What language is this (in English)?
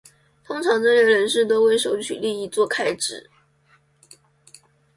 Chinese